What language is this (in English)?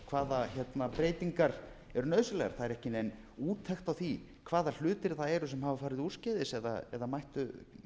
Icelandic